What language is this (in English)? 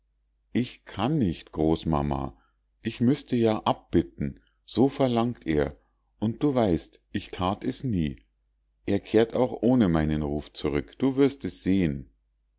German